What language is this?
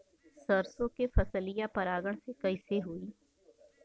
Bhojpuri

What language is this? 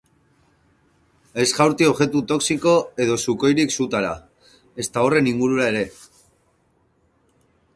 Basque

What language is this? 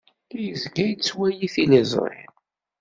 Kabyle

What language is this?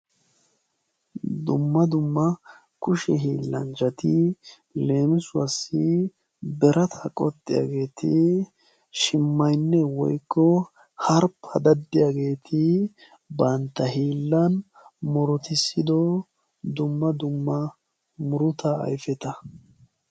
Wolaytta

